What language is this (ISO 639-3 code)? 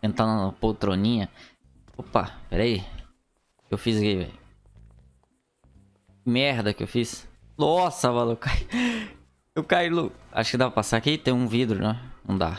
por